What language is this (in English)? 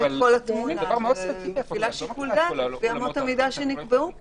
Hebrew